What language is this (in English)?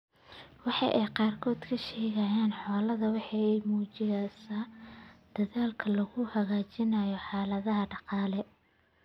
Somali